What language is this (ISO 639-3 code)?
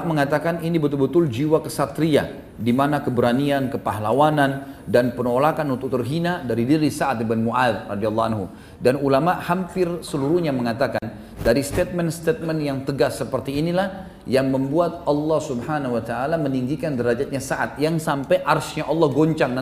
ind